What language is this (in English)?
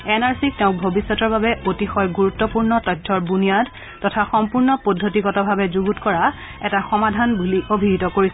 Assamese